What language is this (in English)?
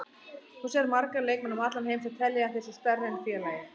Icelandic